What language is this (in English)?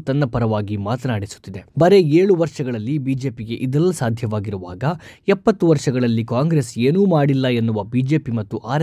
Kannada